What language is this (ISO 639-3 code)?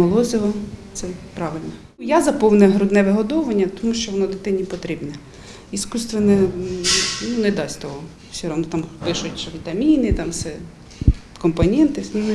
ukr